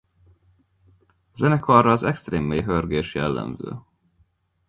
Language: Hungarian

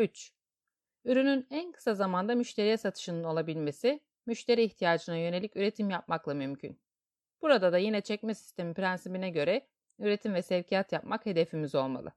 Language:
Turkish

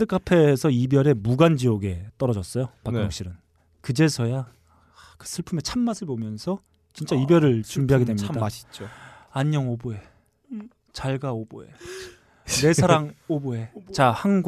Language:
Korean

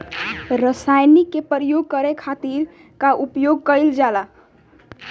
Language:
Bhojpuri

